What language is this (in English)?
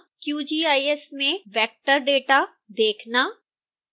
Hindi